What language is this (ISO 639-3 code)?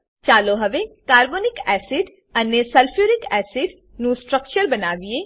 guj